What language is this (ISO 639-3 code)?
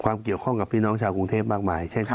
tha